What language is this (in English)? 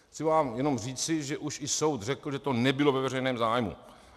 Czech